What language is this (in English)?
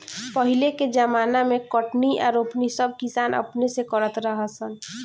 Bhojpuri